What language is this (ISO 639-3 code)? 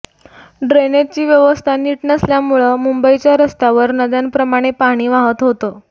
mar